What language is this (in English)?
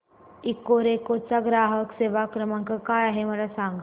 Marathi